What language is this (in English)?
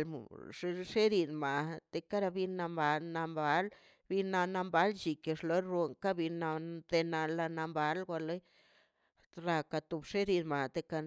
Mazaltepec Zapotec